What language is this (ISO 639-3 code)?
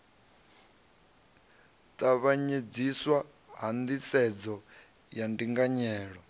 ven